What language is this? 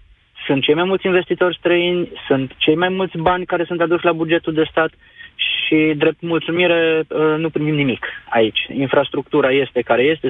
Romanian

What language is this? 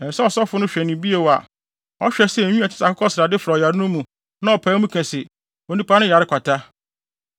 Akan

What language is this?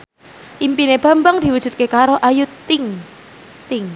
Javanese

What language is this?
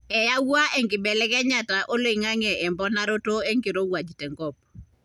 Masai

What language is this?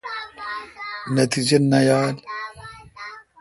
Kalkoti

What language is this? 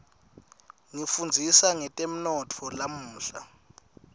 Swati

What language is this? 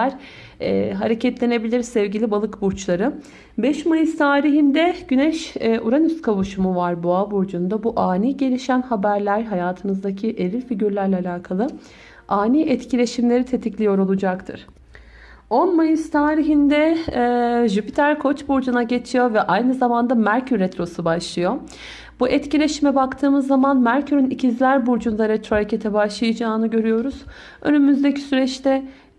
Turkish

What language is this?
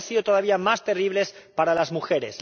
Spanish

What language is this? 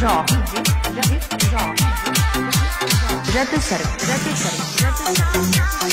Arabic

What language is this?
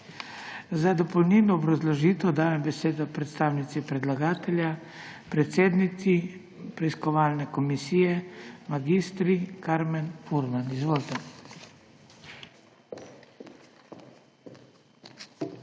Slovenian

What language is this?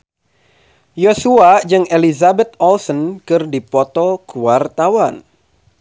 Sundanese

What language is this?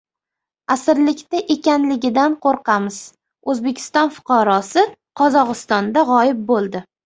Uzbek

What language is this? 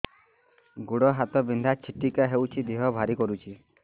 Odia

